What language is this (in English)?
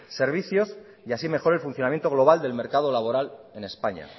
Spanish